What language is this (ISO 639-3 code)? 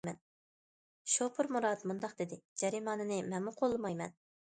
uig